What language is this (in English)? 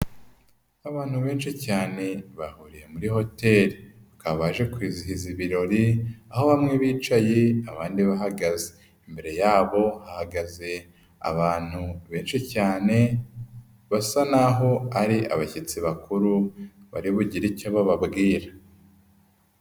Kinyarwanda